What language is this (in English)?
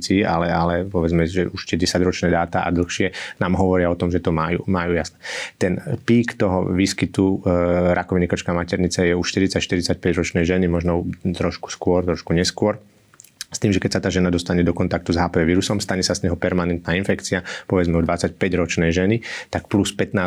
Slovak